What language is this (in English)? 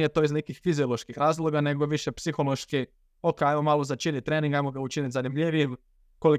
Croatian